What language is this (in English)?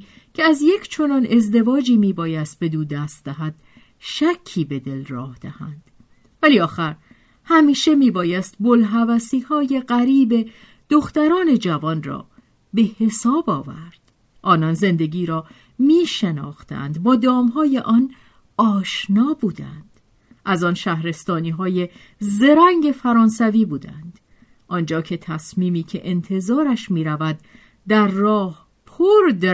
Persian